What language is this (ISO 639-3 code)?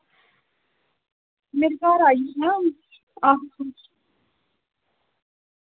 doi